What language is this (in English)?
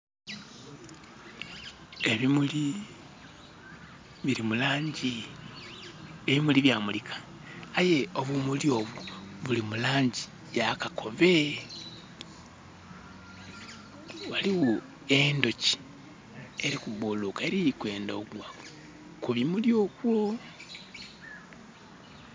Soga